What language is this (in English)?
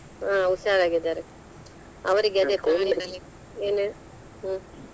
Kannada